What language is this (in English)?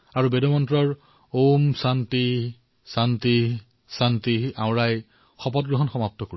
Assamese